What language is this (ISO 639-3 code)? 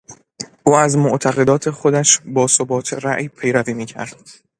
fas